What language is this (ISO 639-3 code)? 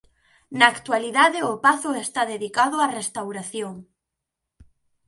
glg